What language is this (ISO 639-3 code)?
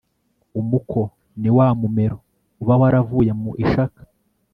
kin